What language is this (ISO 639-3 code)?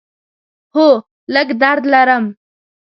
pus